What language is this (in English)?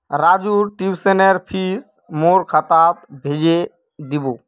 Magahi